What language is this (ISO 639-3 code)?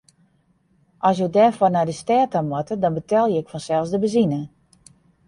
fry